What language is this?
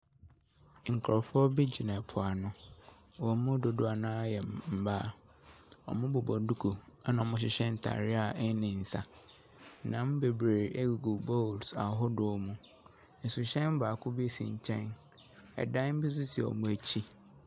Akan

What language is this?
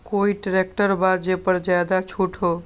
Magahi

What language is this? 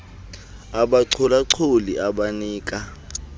Xhosa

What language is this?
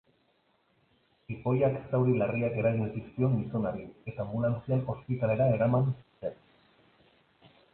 Basque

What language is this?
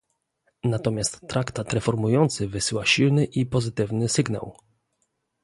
Polish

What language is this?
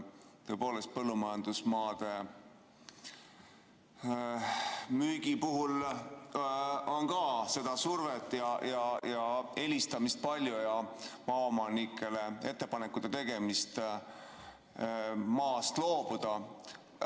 Estonian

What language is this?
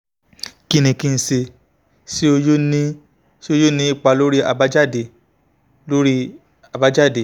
Yoruba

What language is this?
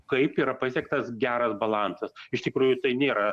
Lithuanian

